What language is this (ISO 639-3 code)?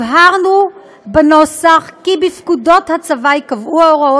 heb